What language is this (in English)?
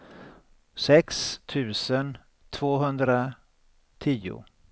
Swedish